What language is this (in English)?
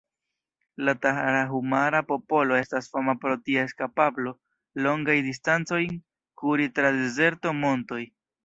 Esperanto